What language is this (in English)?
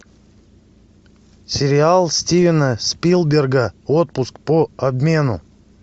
Russian